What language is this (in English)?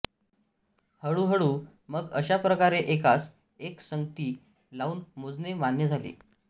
Marathi